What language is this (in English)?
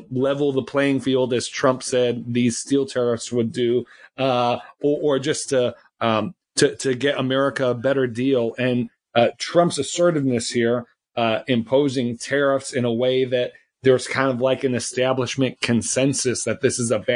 English